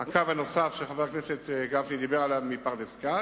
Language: Hebrew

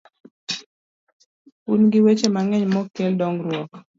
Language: Luo (Kenya and Tanzania)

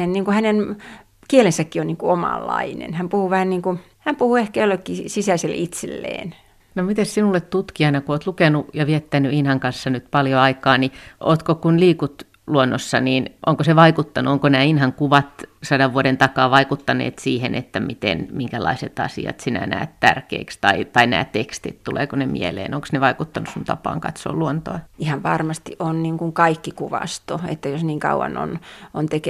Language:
Finnish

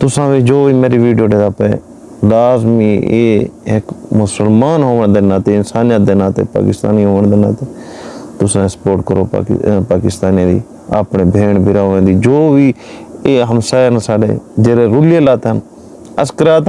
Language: Urdu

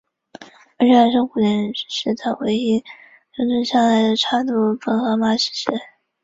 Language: Chinese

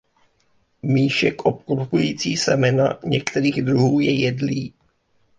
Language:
Czech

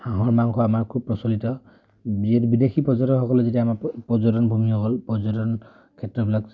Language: Assamese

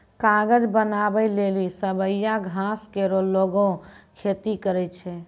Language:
Maithili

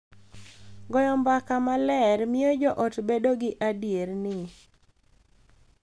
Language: Luo (Kenya and Tanzania)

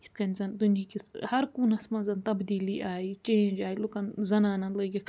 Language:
Kashmiri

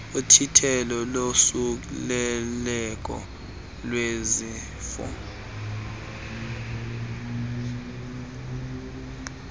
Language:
Xhosa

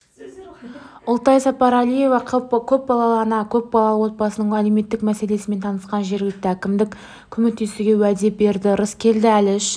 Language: Kazakh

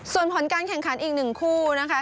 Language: Thai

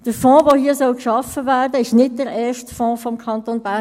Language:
Swiss German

